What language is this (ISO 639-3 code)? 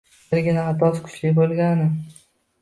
uzb